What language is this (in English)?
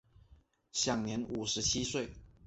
Chinese